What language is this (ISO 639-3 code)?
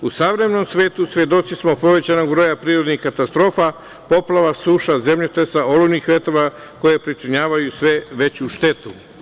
srp